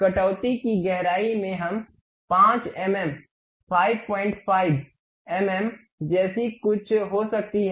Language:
Hindi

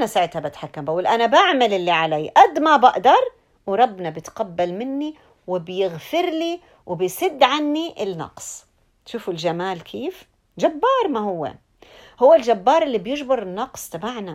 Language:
Arabic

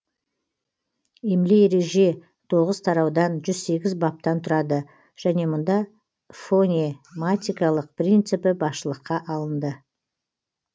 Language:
Kazakh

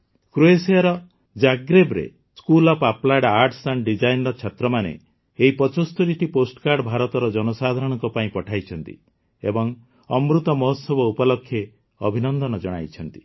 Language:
Odia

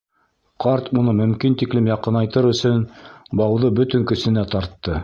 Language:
Bashkir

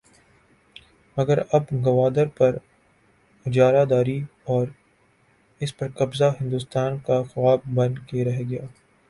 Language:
Urdu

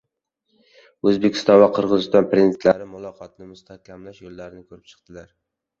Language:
Uzbek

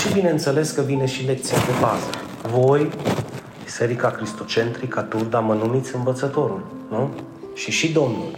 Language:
Romanian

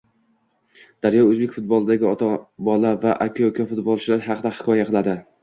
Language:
Uzbek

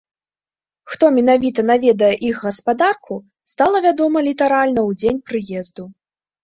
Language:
Belarusian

